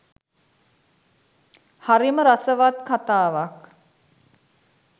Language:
Sinhala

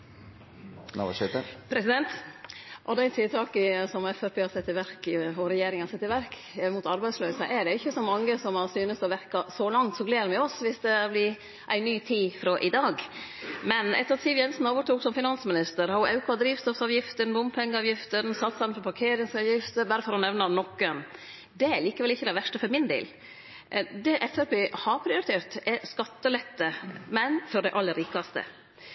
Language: Norwegian Nynorsk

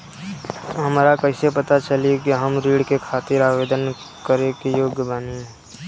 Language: Bhojpuri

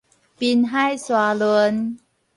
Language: Min Nan Chinese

